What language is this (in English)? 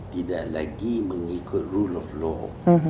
Indonesian